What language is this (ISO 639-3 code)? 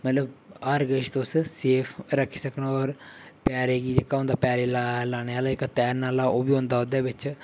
doi